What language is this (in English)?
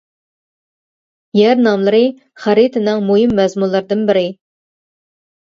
Uyghur